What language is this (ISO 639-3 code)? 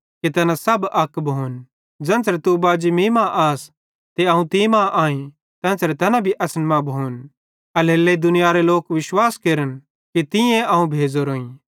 bhd